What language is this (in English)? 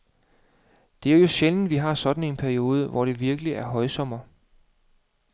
Danish